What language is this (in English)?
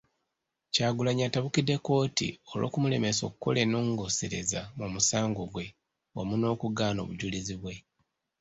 Ganda